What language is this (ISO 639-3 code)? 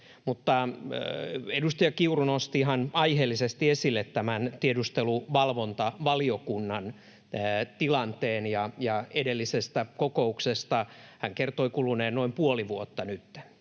fin